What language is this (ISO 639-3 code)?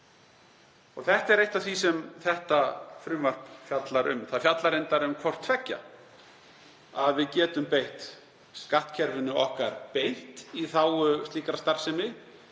isl